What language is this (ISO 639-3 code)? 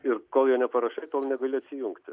lit